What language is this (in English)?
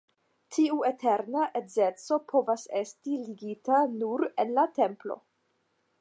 Esperanto